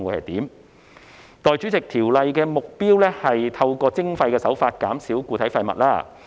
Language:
Cantonese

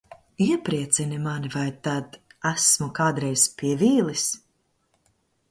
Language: Latvian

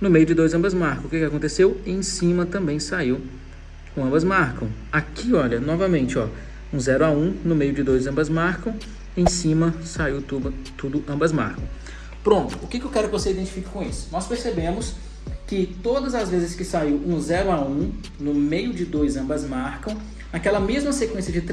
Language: Portuguese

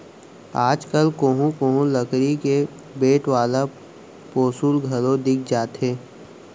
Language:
Chhattisgarhi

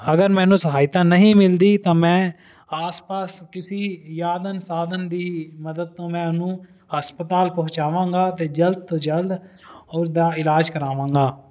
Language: Punjabi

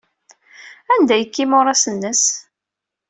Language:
Kabyle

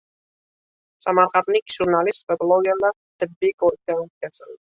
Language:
Uzbek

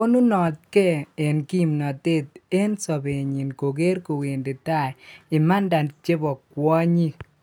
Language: Kalenjin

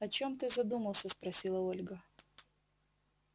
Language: Russian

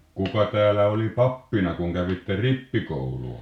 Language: Finnish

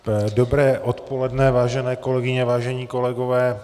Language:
Czech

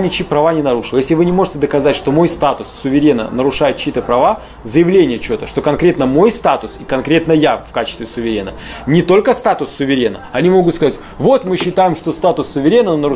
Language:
Russian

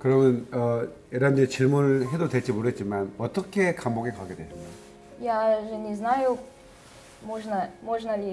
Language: Korean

